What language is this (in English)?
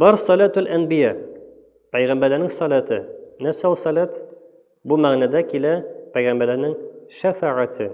Turkish